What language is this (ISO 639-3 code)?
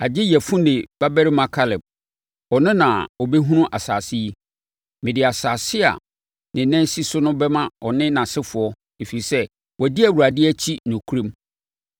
aka